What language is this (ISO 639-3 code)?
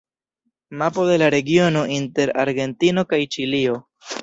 epo